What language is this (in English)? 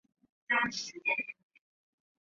Chinese